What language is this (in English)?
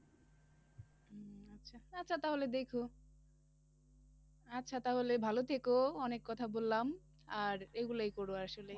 Bangla